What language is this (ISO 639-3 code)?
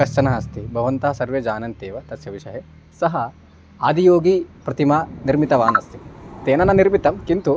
san